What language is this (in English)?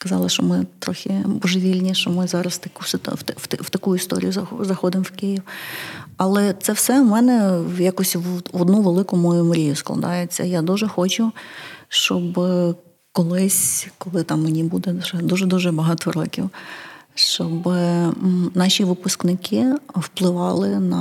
Ukrainian